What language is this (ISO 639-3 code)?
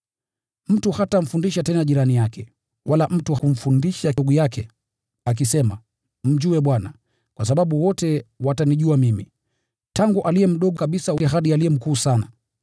swa